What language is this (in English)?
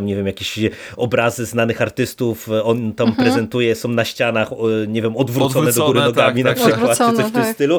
Polish